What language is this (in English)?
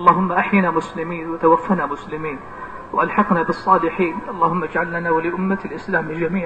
Arabic